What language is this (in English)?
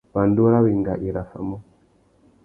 Tuki